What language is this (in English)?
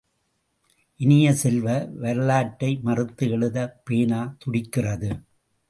Tamil